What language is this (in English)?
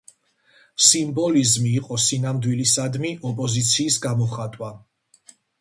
Georgian